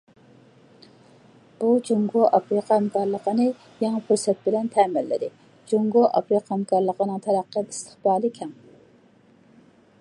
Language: Uyghur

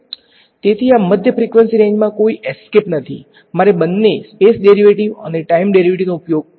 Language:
Gujarati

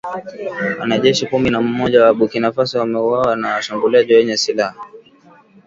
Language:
Swahili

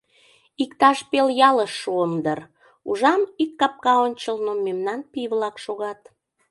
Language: Mari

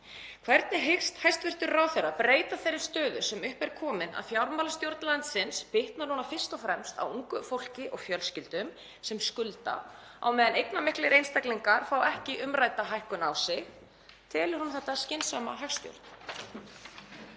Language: Icelandic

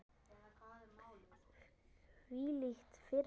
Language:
Icelandic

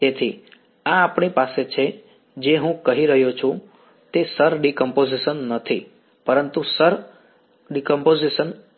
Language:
Gujarati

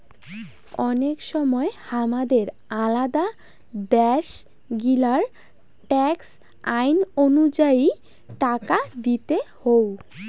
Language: Bangla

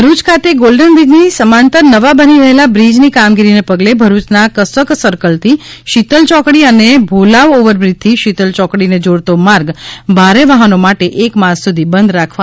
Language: Gujarati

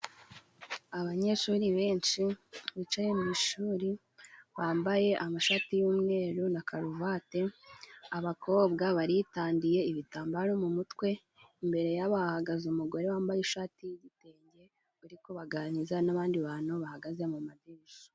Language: Kinyarwanda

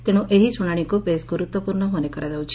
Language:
Odia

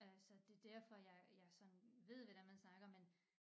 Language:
Danish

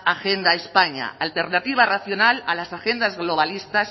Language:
Spanish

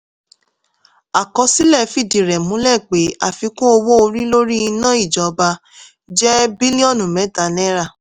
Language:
Yoruba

